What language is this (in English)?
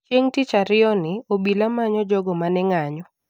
Luo (Kenya and Tanzania)